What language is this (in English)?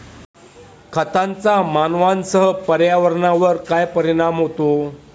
Marathi